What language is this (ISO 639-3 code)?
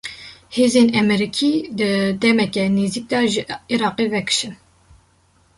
kur